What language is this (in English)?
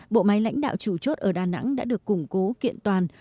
Vietnamese